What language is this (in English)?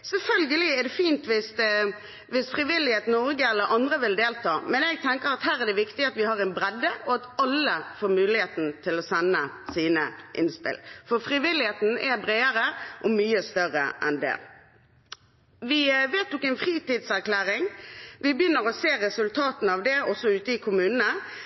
Norwegian Bokmål